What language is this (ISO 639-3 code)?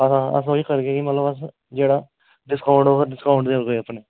doi